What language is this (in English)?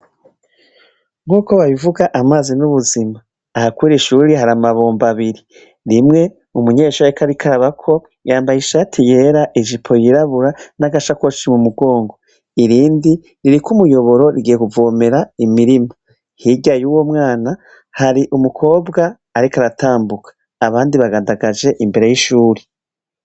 Rundi